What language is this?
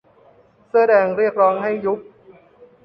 Thai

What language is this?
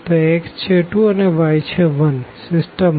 Gujarati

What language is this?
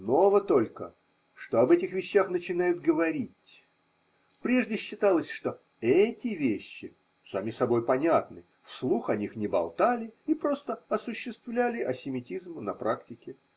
Russian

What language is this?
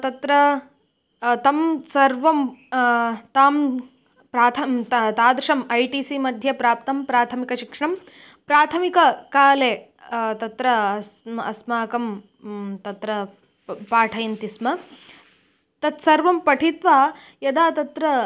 Sanskrit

